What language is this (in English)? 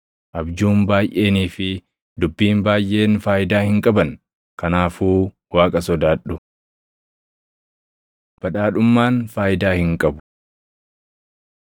Oromo